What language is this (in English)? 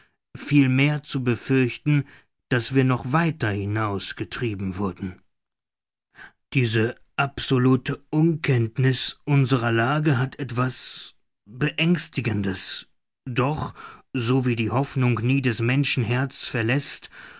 German